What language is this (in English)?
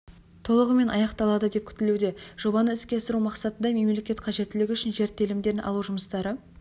Kazakh